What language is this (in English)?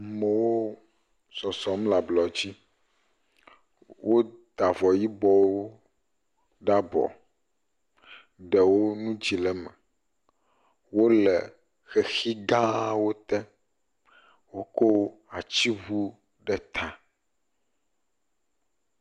Ewe